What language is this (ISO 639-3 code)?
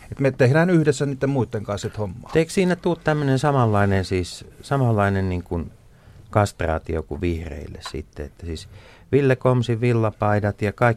fin